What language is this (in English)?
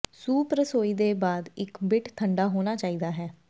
Punjabi